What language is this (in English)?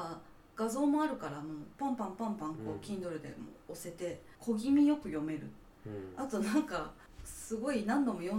Japanese